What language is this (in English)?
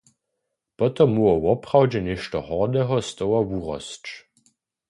Upper Sorbian